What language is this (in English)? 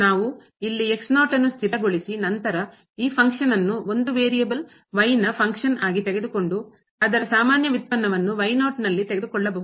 Kannada